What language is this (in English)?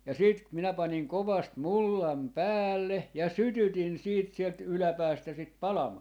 Finnish